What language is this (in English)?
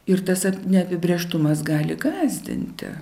Lithuanian